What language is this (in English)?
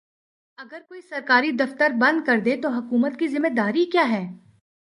Urdu